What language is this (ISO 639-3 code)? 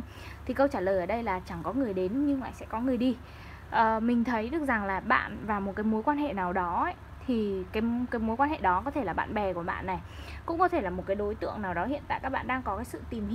vie